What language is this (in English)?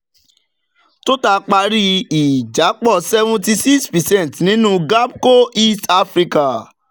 Yoruba